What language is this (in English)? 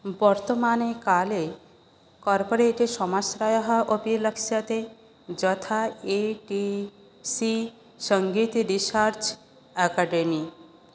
Sanskrit